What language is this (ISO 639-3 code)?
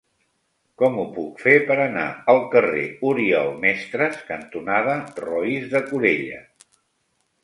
cat